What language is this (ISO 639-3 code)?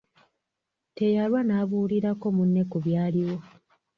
lug